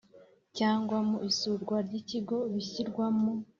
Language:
Kinyarwanda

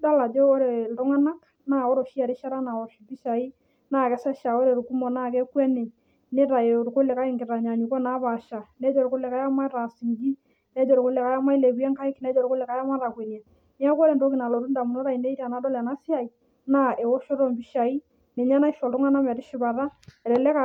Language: Masai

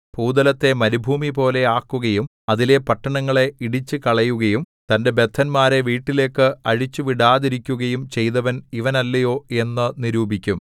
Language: Malayalam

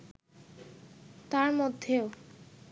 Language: Bangla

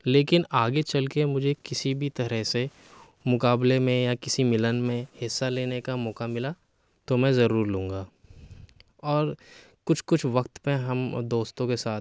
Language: Urdu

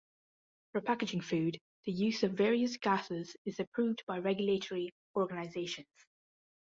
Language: English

